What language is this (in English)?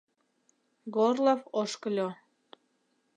Mari